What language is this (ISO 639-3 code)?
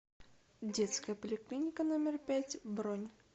rus